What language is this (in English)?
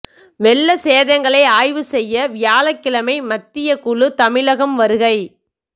Tamil